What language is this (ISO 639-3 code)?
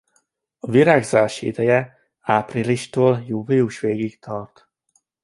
hun